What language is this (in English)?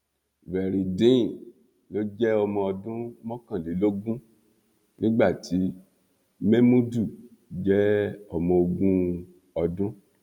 Yoruba